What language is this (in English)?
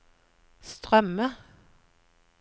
Norwegian